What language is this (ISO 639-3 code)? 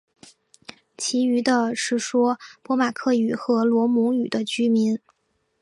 zho